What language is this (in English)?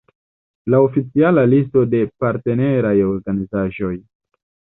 Esperanto